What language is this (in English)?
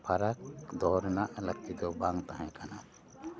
Santali